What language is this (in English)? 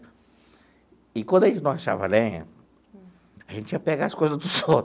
Portuguese